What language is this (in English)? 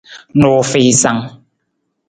Nawdm